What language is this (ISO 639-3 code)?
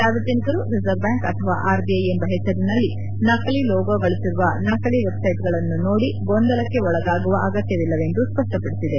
kan